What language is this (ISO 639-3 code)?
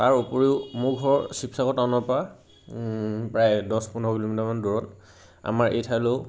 asm